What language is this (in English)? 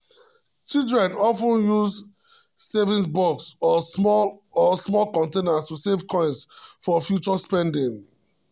Nigerian Pidgin